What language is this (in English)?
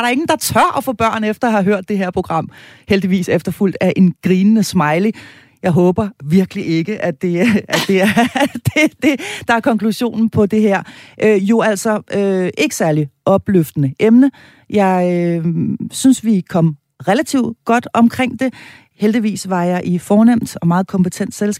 Danish